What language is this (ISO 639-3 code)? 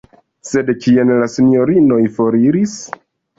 epo